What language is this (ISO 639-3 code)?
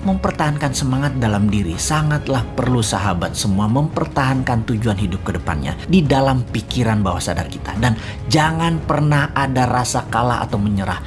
ind